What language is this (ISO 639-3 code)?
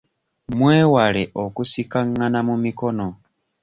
lug